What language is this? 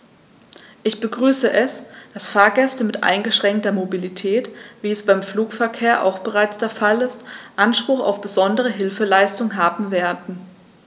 German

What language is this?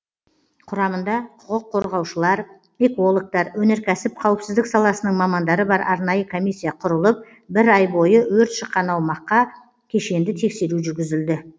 Kazakh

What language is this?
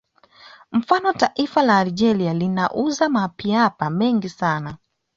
Swahili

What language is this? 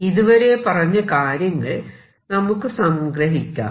Malayalam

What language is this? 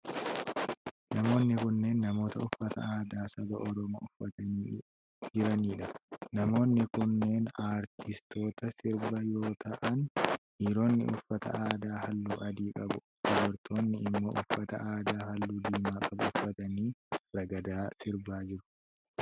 Oromo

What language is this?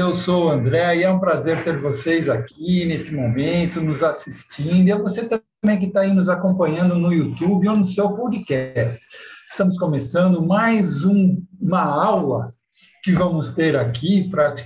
Portuguese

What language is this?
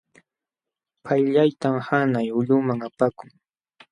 Jauja Wanca Quechua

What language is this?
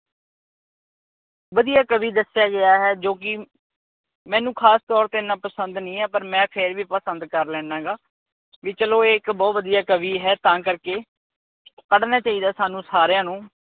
Punjabi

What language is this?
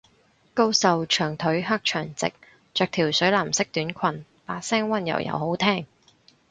Cantonese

